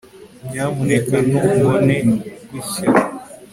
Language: Kinyarwanda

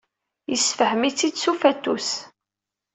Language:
Kabyle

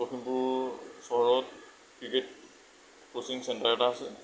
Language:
Assamese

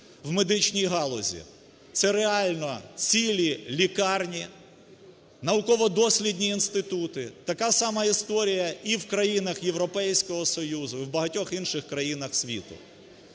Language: Ukrainian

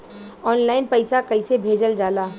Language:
Bhojpuri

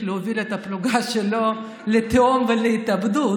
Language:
Hebrew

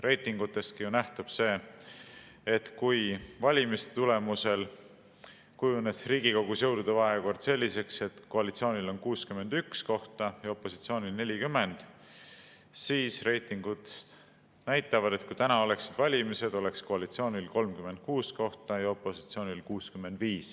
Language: Estonian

